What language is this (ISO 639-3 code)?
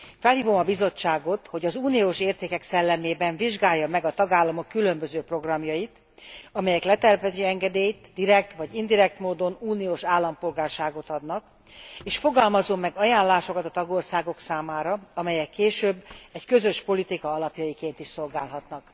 hun